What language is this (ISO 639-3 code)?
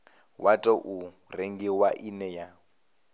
ven